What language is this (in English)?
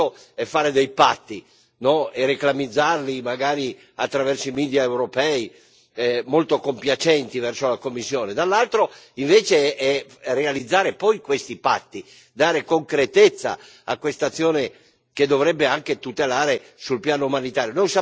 Italian